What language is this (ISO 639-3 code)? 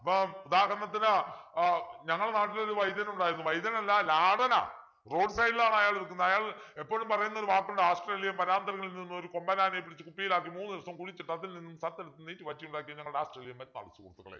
mal